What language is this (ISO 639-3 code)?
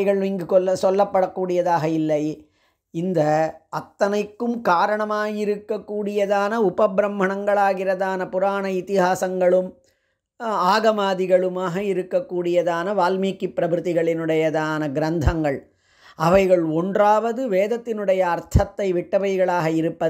hin